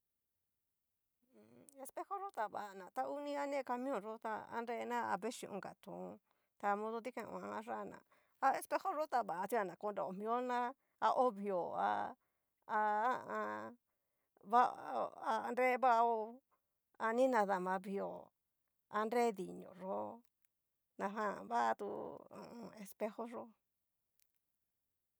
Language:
Cacaloxtepec Mixtec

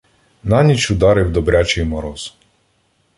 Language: Ukrainian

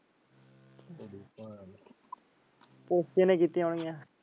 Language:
Punjabi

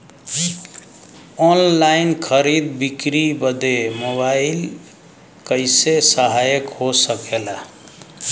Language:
Bhojpuri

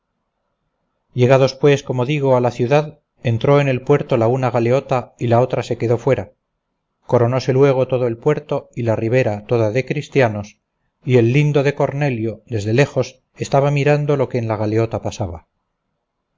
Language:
Spanish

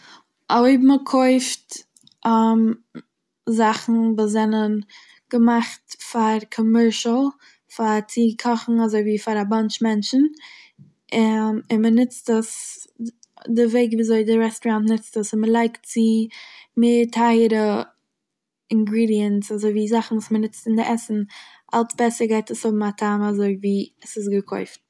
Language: Yiddish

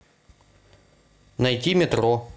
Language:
Russian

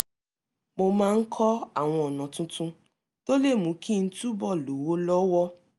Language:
Yoruba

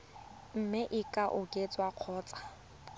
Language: Tswana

